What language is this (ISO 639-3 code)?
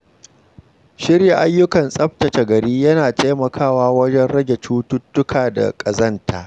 hau